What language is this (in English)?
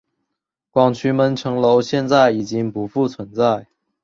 Chinese